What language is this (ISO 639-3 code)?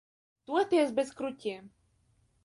lav